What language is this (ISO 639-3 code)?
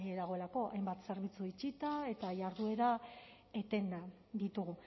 eus